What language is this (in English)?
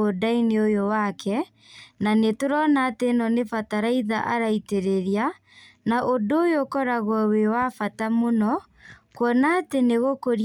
Kikuyu